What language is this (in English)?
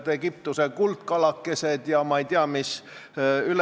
Estonian